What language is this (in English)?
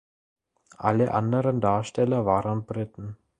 German